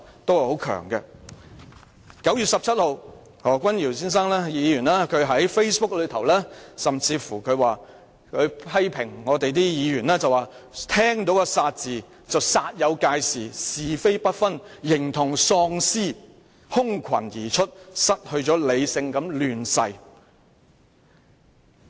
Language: Cantonese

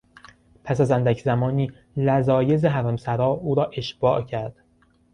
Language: Persian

